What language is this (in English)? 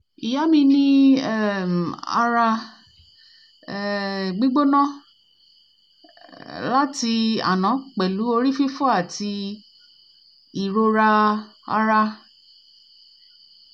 Yoruba